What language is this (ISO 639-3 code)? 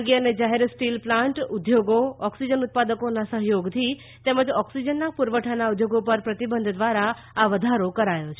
guj